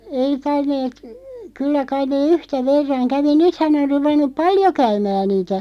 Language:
Finnish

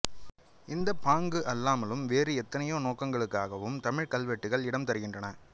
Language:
Tamil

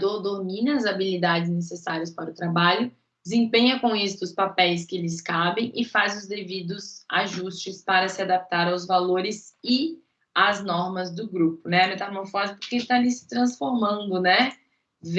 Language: Portuguese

